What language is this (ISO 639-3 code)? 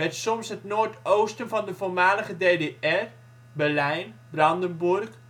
nld